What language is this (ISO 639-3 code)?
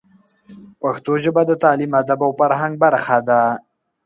pus